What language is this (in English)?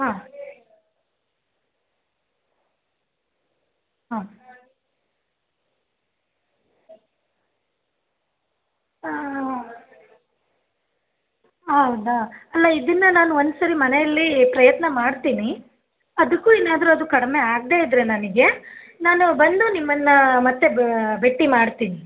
Kannada